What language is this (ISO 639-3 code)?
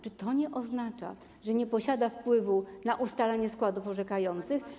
pol